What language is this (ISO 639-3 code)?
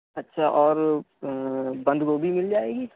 urd